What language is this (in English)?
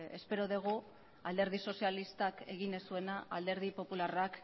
Basque